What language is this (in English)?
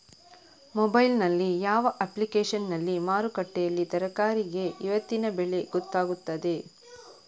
Kannada